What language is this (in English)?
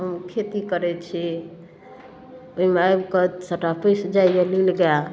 Maithili